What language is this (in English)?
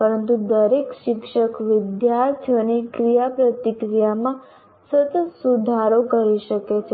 Gujarati